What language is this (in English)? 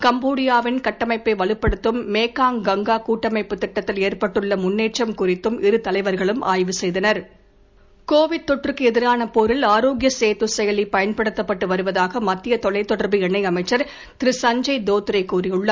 Tamil